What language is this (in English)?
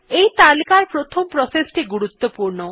Bangla